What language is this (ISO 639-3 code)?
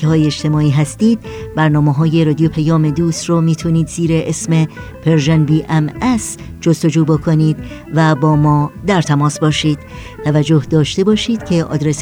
fas